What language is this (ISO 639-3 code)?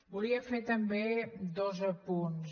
cat